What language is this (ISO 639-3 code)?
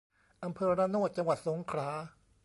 tha